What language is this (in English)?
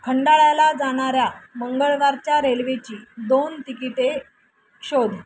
Marathi